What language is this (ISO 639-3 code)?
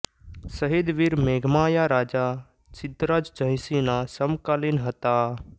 guj